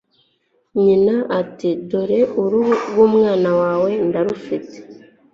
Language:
Kinyarwanda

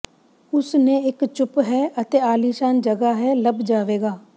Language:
Punjabi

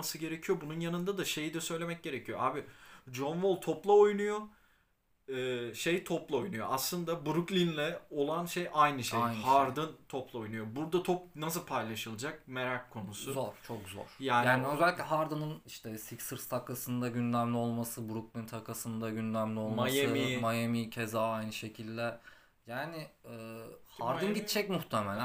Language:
Turkish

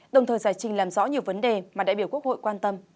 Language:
Vietnamese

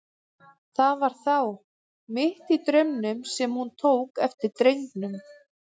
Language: Icelandic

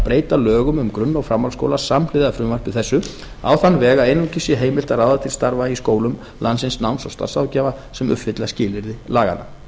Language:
Icelandic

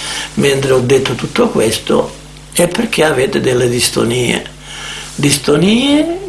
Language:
Italian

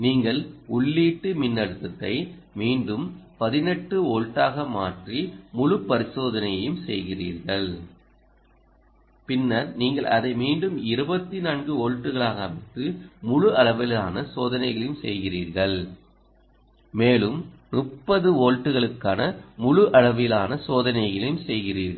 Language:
Tamil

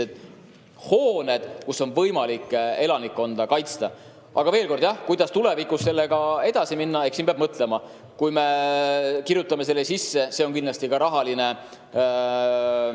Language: Estonian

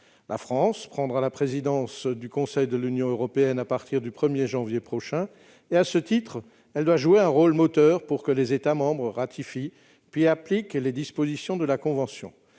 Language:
French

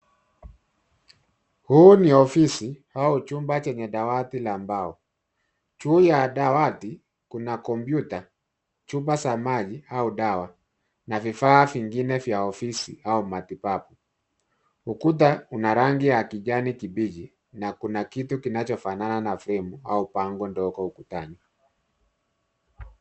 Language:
Swahili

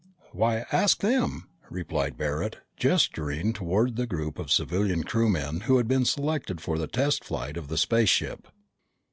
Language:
English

